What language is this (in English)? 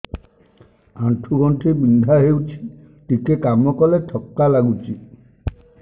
Odia